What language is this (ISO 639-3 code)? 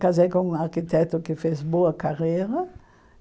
por